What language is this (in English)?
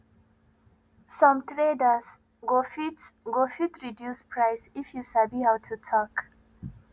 Nigerian Pidgin